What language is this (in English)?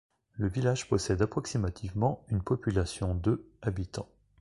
French